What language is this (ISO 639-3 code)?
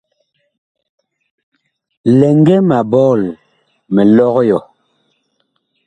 bkh